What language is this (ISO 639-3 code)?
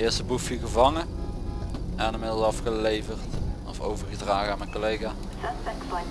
nld